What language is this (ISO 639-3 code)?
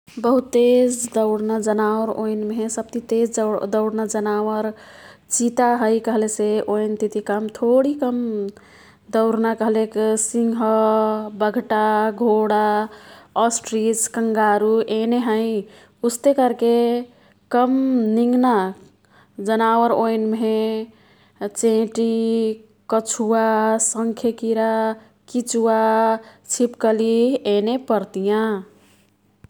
tkt